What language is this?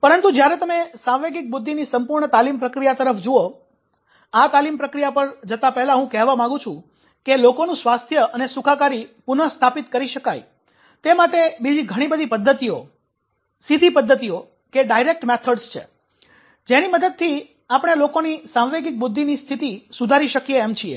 Gujarati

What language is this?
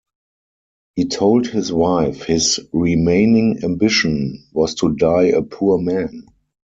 English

